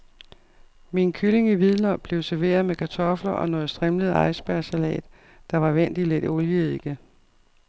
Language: Danish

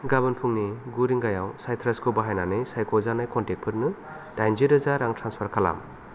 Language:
Bodo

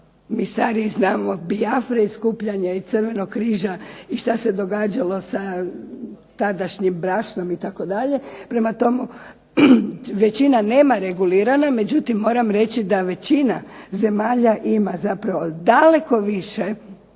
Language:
Croatian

